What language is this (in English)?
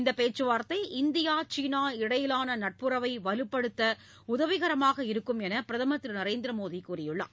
Tamil